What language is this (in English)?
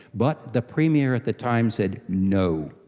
English